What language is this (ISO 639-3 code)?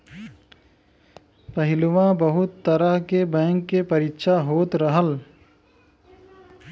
bho